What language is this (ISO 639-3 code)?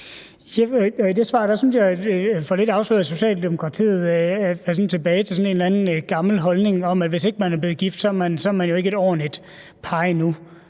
dan